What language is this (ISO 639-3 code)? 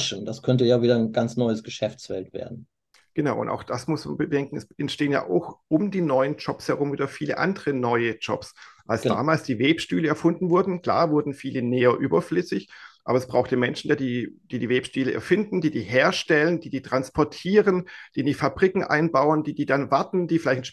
deu